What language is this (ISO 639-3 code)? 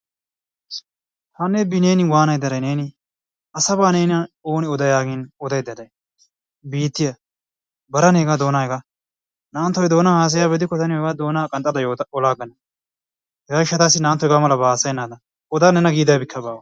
wal